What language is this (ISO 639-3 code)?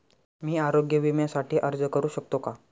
mar